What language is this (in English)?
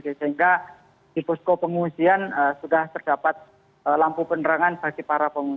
Indonesian